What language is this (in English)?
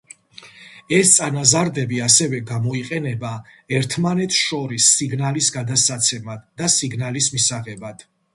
Georgian